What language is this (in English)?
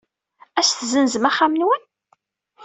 Kabyle